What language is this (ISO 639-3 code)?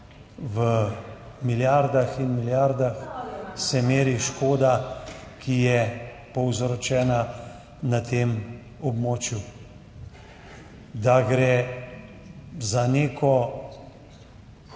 slv